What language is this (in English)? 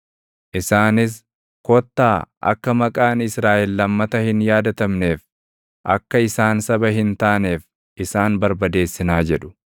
Oromo